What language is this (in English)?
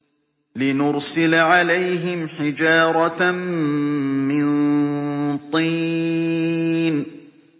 Arabic